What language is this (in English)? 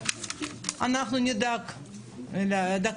Hebrew